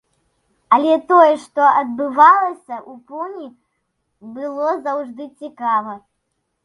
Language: Belarusian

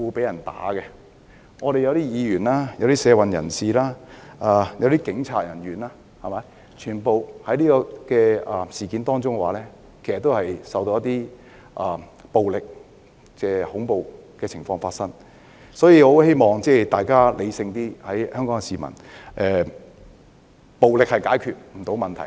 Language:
Cantonese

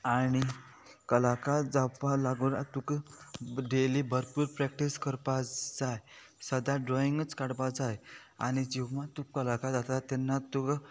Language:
Konkani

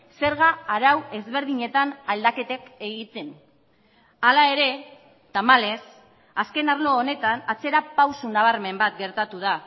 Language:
Basque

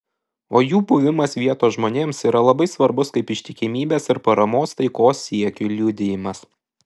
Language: Lithuanian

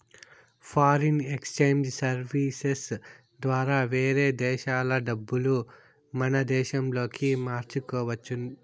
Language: Telugu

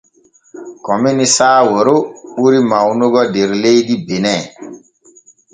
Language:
Borgu Fulfulde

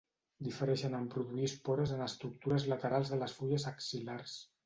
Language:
Catalan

